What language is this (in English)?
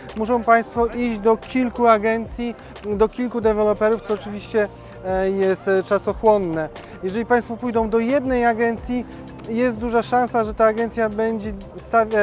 Polish